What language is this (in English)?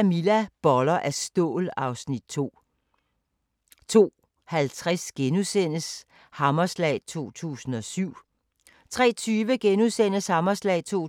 Danish